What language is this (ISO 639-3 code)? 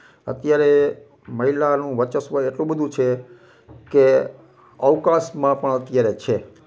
guj